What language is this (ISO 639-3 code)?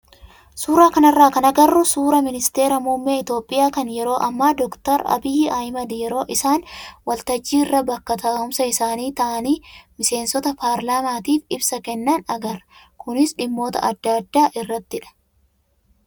orm